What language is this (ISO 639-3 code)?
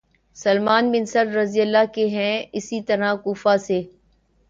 urd